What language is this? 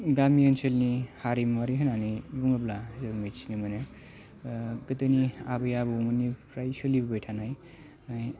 Bodo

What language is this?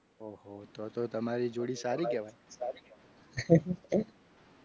Gujarati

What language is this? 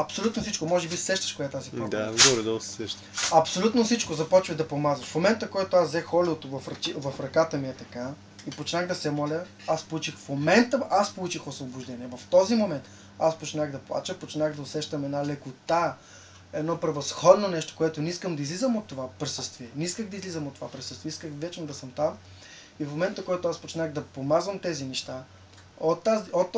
Bulgarian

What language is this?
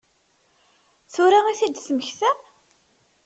Kabyle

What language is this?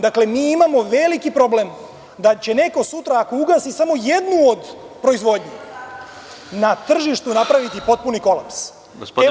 Serbian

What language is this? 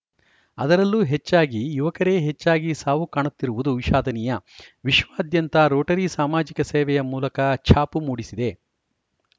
Kannada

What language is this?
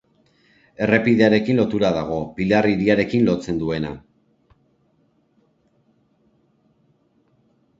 Basque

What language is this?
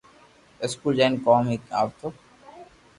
Loarki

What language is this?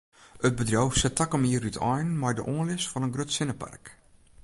Western Frisian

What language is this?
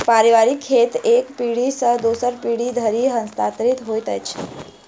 Maithili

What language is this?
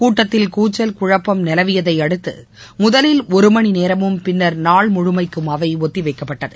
Tamil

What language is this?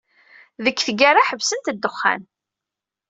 Kabyle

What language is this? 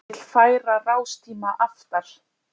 Icelandic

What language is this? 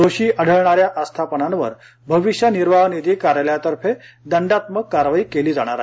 Marathi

